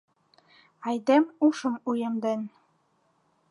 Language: Mari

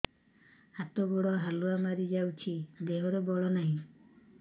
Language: Odia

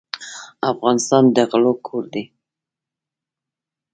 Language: Pashto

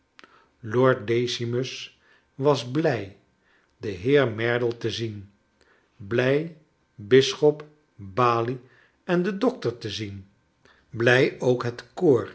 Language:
Dutch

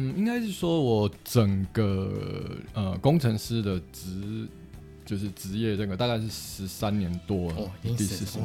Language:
Chinese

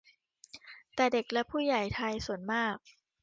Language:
Thai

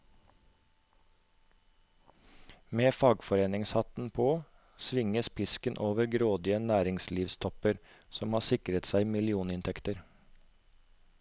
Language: Norwegian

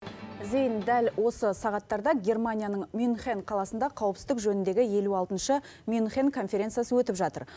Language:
Kazakh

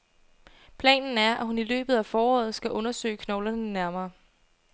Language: Danish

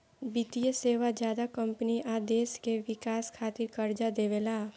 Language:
Bhojpuri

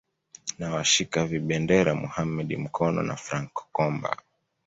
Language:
Swahili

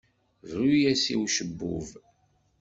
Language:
Kabyle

